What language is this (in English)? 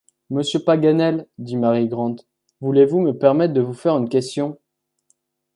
French